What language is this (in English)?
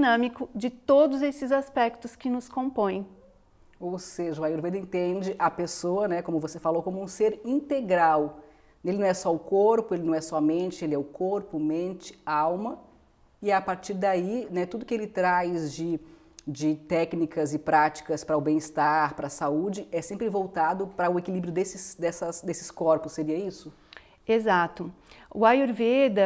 Portuguese